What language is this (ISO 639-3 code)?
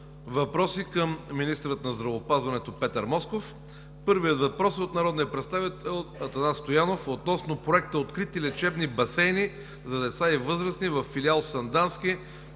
bul